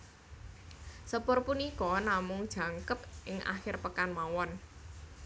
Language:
Javanese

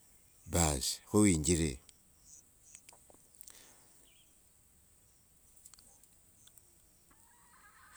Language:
Wanga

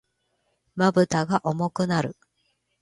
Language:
Japanese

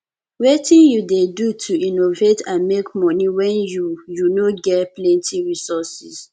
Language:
Nigerian Pidgin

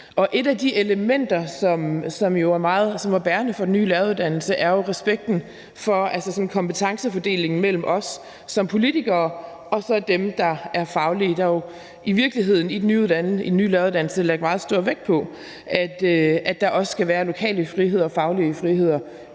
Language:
Danish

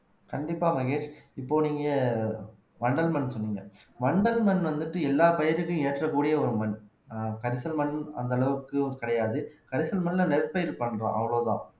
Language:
Tamil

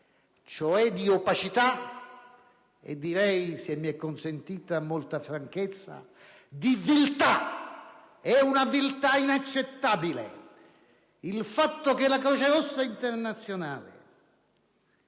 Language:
Italian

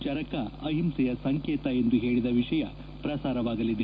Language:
Kannada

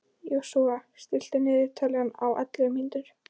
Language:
Icelandic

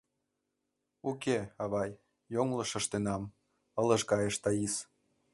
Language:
Mari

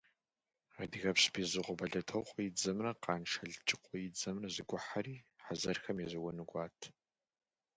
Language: Kabardian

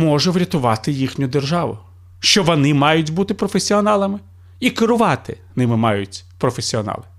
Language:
Ukrainian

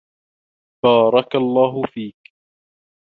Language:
Arabic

